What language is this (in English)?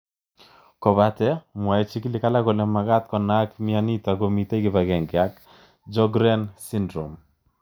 Kalenjin